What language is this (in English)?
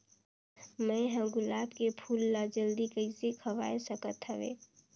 Chhattisgarhi